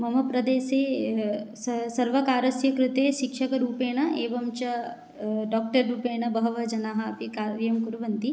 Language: Sanskrit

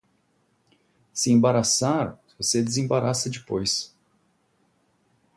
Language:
Portuguese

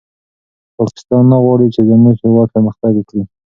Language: Pashto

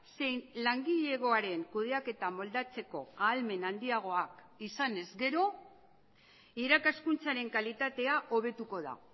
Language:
Basque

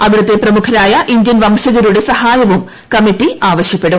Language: Malayalam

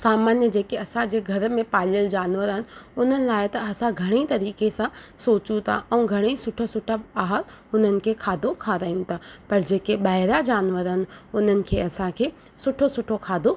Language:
Sindhi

